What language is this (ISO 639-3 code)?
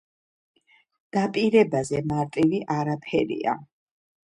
kat